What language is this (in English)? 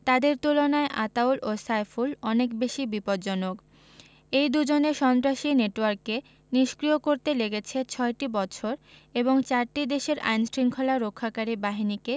Bangla